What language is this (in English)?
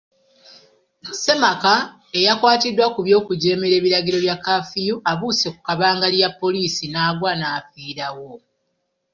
Ganda